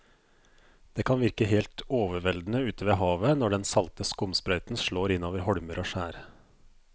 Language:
Norwegian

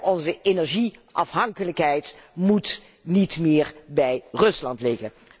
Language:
Dutch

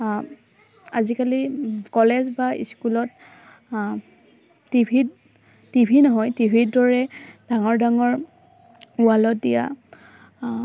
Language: Assamese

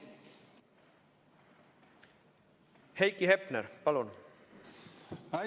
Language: Estonian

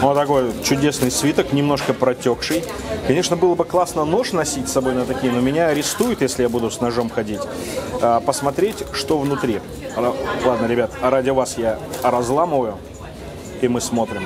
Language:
Russian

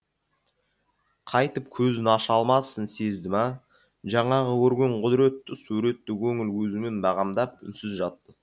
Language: Kazakh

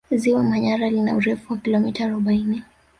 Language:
Swahili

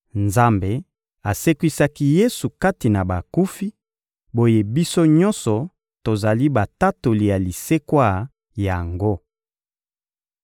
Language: Lingala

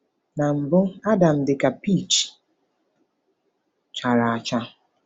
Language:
Igbo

